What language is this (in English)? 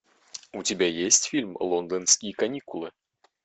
Russian